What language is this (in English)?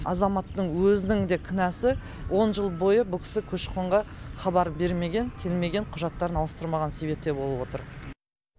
Kazakh